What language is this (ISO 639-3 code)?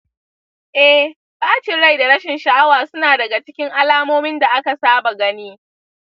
hau